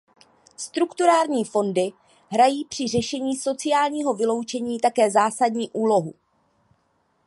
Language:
Czech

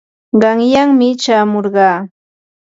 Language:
Yanahuanca Pasco Quechua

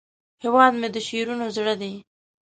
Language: Pashto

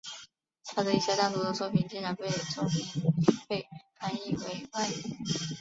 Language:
Chinese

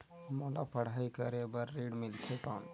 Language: Chhattisgarhi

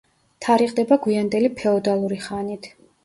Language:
Georgian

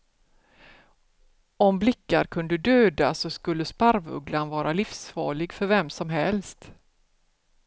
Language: Swedish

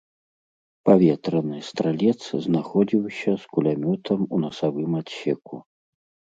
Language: Belarusian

